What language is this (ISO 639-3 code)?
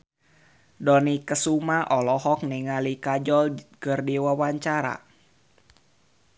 sun